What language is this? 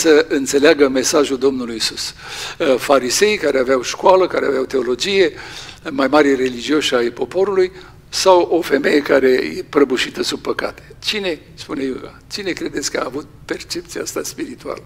Romanian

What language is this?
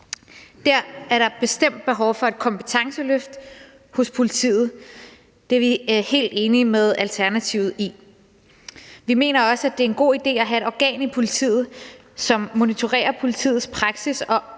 Danish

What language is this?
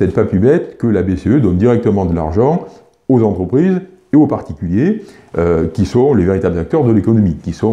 French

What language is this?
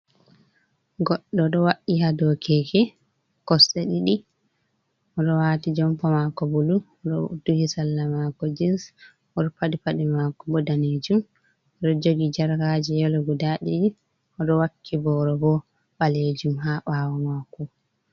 Fula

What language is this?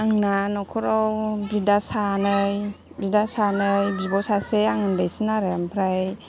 Bodo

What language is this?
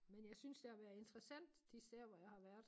Danish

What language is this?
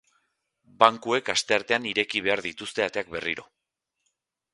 Basque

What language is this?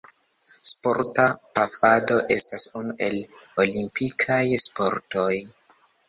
Esperanto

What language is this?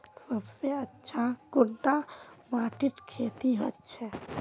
Magahi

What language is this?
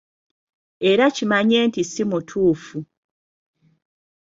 Ganda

